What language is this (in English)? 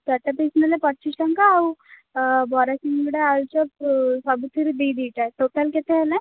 Odia